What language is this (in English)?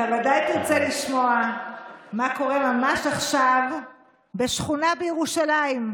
Hebrew